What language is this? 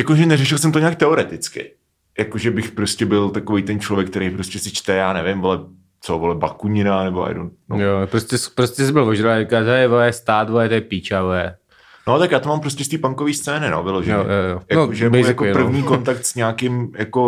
Czech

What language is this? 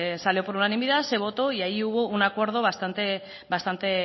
Spanish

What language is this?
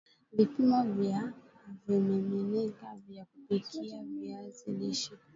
Swahili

